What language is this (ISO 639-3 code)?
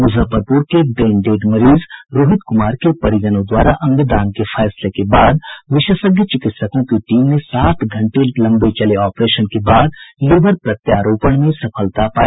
hin